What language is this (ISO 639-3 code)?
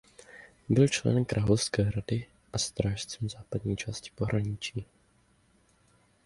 ces